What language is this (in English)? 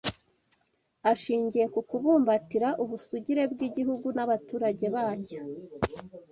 Kinyarwanda